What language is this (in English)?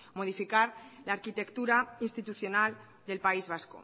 Spanish